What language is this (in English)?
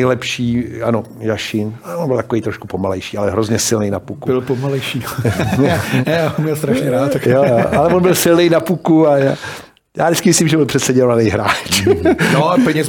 Czech